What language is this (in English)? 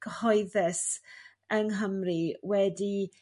Welsh